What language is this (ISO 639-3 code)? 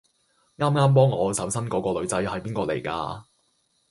yue